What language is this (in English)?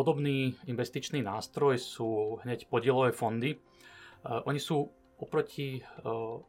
Slovak